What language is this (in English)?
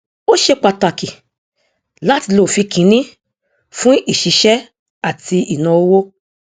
Yoruba